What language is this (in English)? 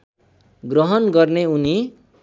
Nepali